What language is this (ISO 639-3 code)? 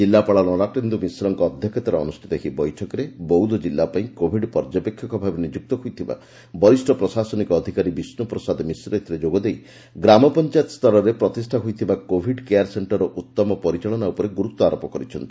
ori